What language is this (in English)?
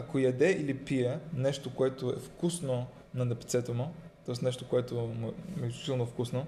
Bulgarian